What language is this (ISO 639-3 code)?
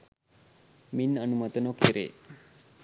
sin